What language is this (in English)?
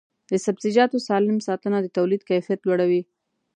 Pashto